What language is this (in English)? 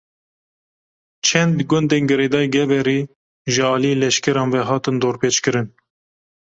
Kurdish